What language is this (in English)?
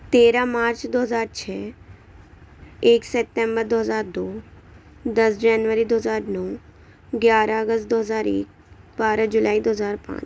Urdu